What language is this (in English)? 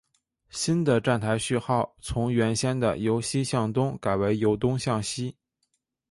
Chinese